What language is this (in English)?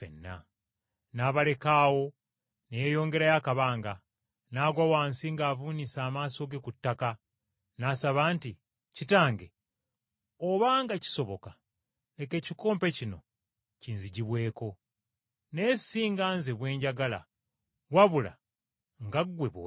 Ganda